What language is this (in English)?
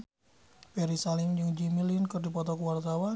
Sundanese